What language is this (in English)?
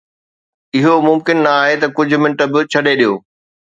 Sindhi